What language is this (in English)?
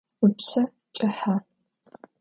Adyghe